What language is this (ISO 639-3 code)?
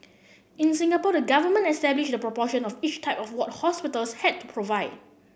eng